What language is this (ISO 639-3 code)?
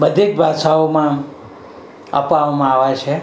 guj